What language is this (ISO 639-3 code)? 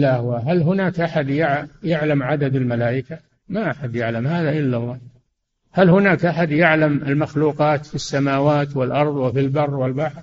ara